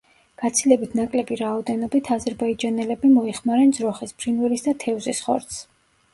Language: Georgian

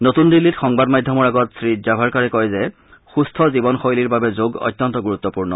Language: Assamese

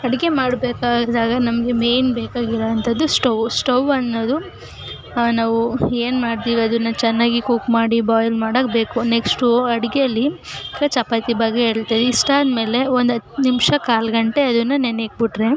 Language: Kannada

